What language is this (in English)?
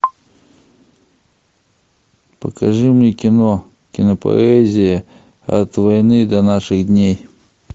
Russian